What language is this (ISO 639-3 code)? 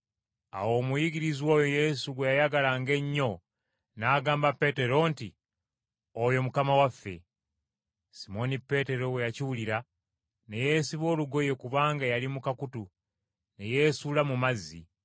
lug